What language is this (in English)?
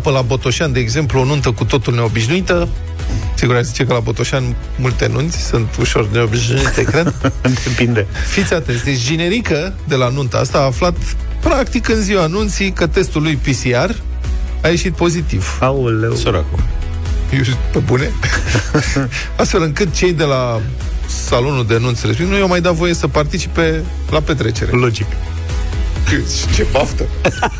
Romanian